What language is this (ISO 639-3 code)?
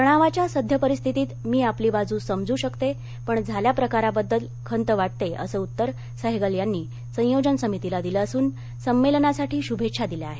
mar